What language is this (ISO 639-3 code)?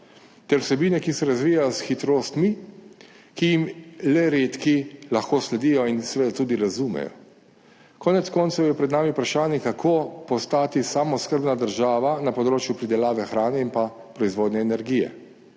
slv